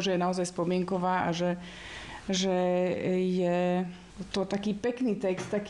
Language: Slovak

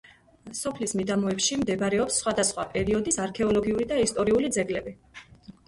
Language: Georgian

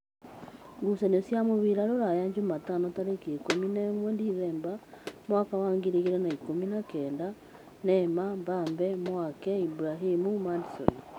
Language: Kikuyu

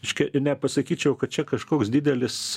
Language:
Lithuanian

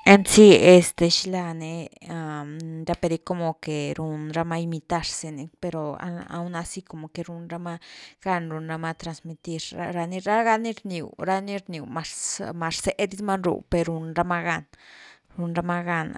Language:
Güilá Zapotec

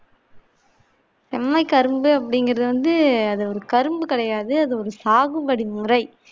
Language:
Tamil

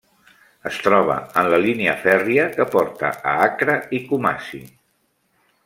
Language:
Catalan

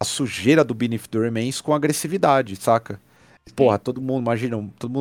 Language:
Portuguese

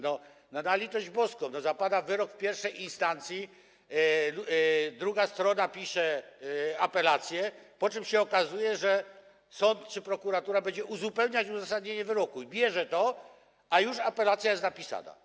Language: Polish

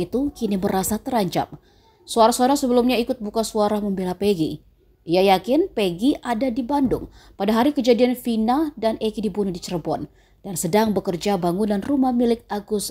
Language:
Indonesian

